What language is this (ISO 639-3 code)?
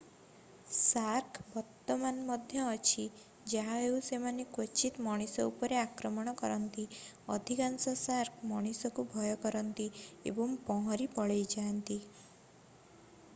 ori